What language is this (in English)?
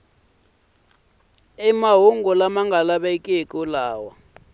Tsonga